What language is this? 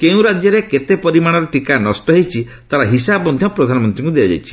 Odia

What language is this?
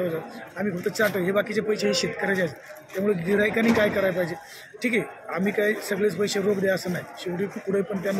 Romanian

